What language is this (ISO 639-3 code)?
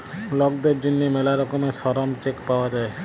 ben